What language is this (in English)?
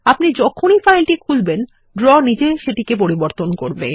Bangla